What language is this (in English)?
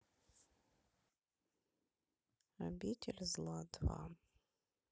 Russian